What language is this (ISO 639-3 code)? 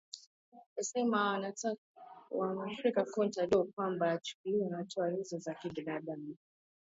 swa